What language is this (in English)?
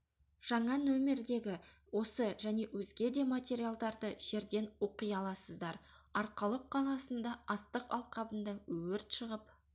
Kazakh